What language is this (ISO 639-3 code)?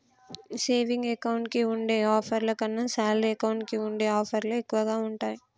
tel